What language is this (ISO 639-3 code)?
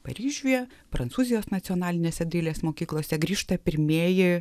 lit